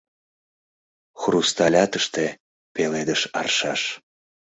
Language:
Mari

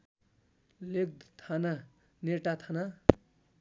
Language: Nepali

